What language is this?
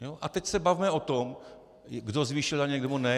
Czech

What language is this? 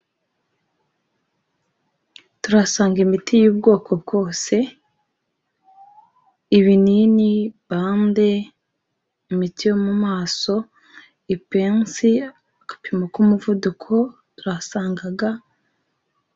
Kinyarwanda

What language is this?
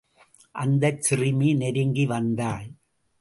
Tamil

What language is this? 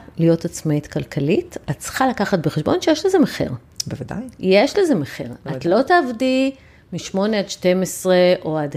Hebrew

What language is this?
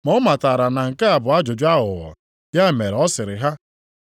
Igbo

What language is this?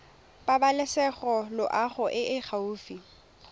Tswana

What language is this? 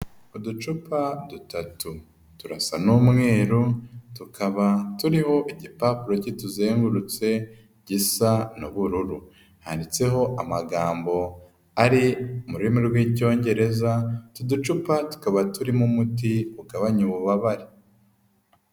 Kinyarwanda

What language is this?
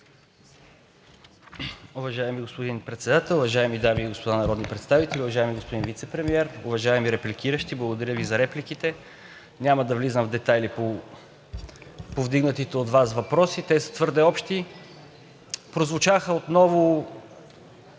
Bulgarian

